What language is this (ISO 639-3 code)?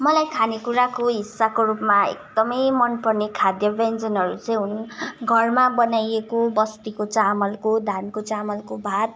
nep